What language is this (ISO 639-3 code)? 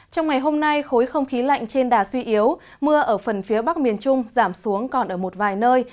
vie